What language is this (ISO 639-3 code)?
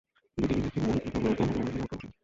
ben